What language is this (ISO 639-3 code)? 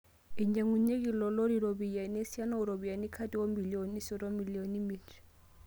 mas